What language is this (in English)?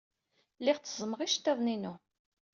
Kabyle